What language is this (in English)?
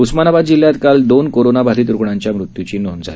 Marathi